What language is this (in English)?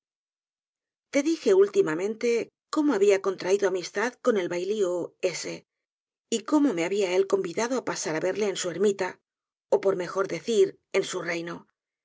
Spanish